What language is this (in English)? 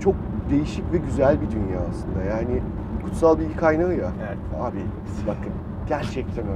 Turkish